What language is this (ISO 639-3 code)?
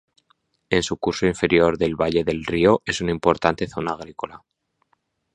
spa